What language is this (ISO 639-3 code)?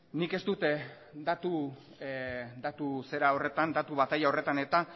eus